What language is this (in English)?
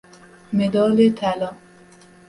Persian